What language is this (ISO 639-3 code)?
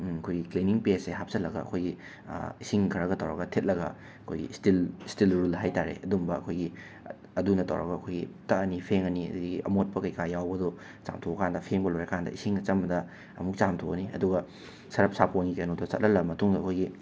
mni